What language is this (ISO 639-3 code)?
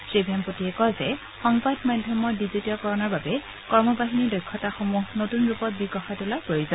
asm